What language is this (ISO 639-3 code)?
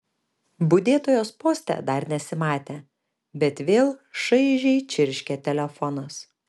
lit